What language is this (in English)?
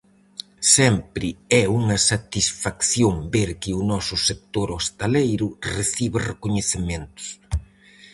Galician